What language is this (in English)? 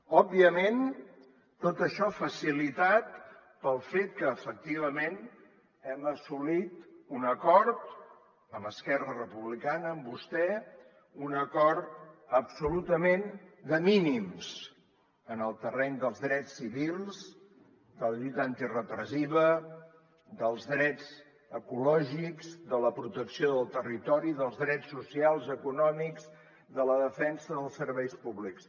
Catalan